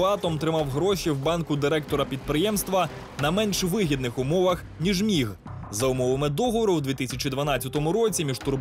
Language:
Ukrainian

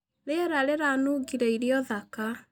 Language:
Kikuyu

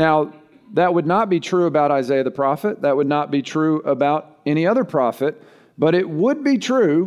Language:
English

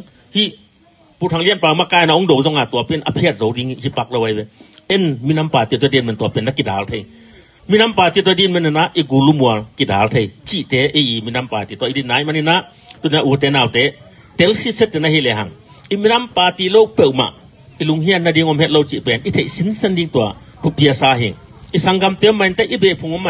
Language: Thai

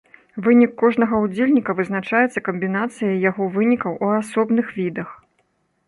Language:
Belarusian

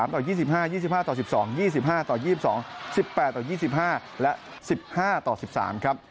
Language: Thai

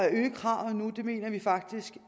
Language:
Danish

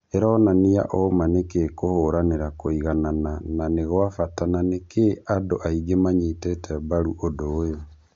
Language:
Kikuyu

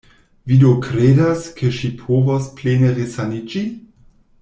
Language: Esperanto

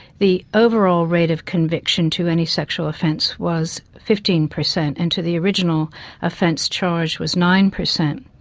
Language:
English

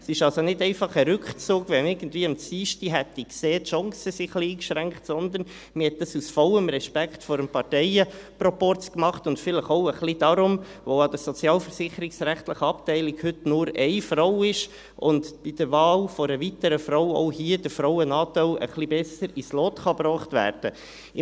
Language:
Swiss German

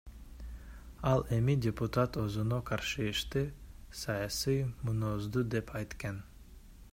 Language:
Kyrgyz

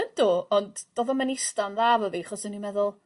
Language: Welsh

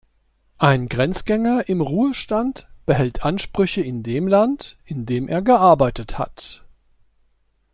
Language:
German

